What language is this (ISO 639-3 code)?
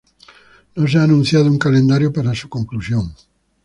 spa